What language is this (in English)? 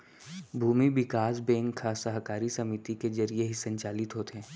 Chhattisgarhi